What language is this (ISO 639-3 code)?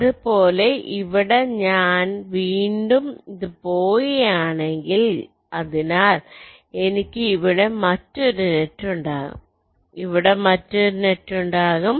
mal